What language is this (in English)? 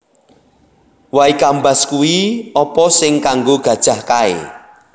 Javanese